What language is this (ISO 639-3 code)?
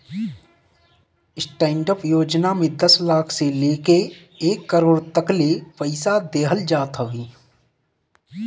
bho